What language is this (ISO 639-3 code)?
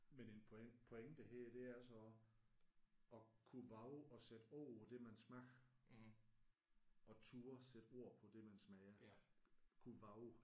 dan